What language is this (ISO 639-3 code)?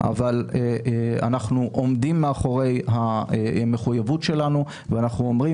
heb